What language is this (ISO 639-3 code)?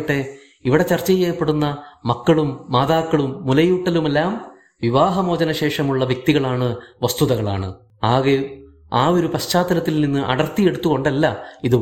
mal